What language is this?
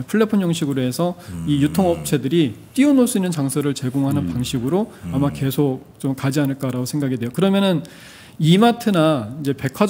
Korean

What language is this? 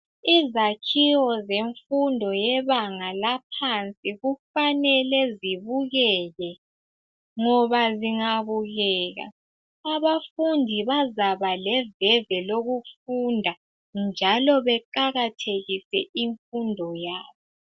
North Ndebele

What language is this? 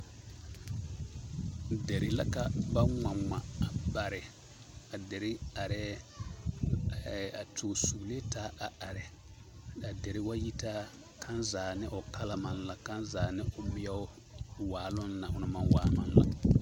Southern Dagaare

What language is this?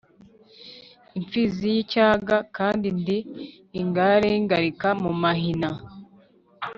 Kinyarwanda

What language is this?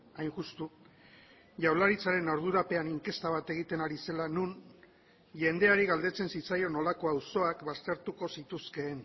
Basque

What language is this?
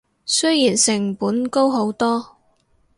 Cantonese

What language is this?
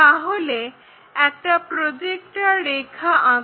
Bangla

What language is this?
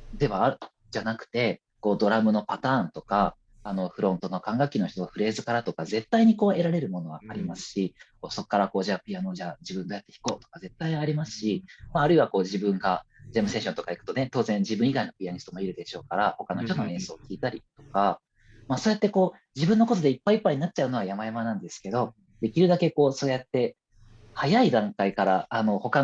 Japanese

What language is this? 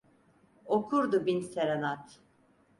Turkish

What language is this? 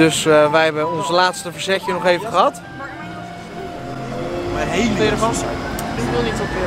Dutch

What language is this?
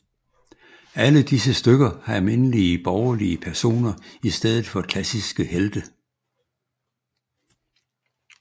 Danish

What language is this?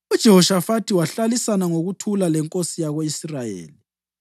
North Ndebele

